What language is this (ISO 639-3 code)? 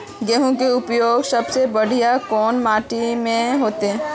mag